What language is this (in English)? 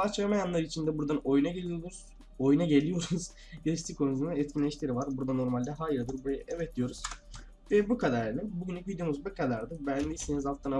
Turkish